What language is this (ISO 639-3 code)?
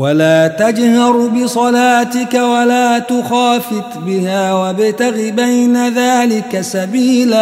ara